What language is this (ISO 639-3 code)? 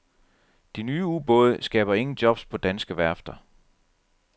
dan